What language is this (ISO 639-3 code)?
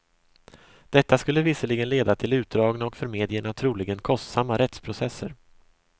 swe